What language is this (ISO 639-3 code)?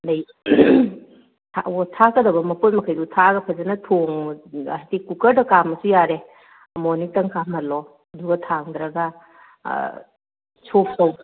mni